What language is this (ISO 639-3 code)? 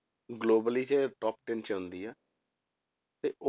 pan